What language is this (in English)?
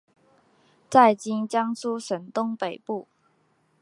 Chinese